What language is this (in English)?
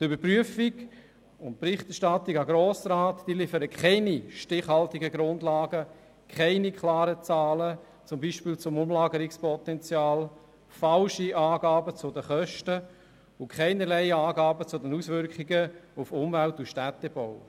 Swiss German